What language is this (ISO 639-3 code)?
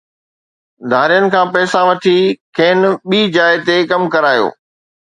snd